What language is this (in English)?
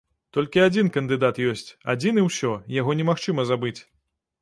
Belarusian